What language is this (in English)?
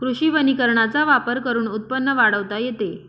Marathi